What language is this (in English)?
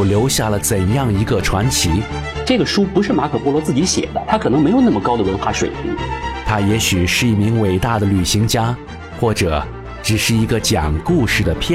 Chinese